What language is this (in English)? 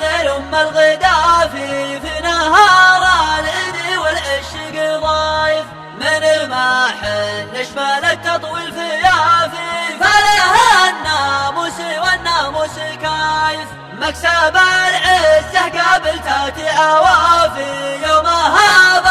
Arabic